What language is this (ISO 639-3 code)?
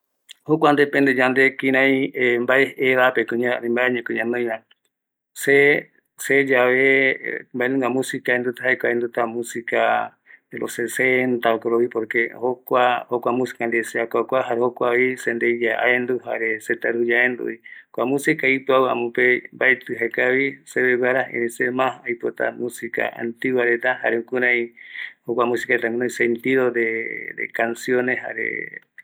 gui